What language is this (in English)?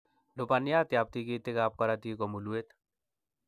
Kalenjin